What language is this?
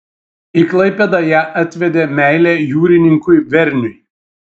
Lithuanian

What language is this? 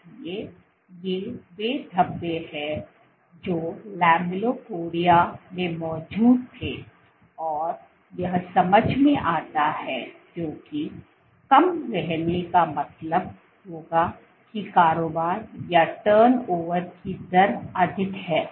Hindi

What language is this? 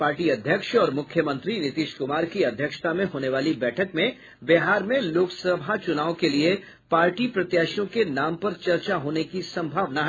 Hindi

